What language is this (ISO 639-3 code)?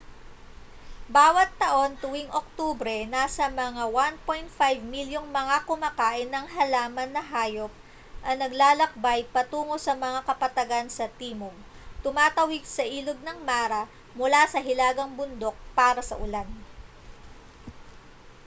fil